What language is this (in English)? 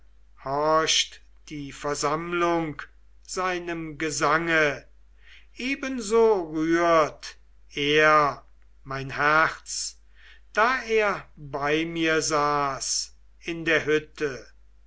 German